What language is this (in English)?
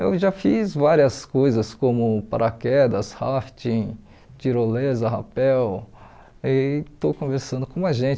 Portuguese